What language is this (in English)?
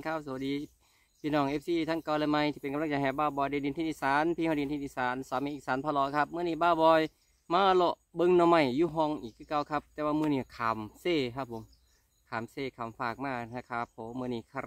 Thai